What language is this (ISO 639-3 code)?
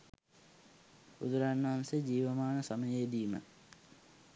sin